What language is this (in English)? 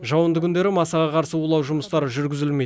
Kazakh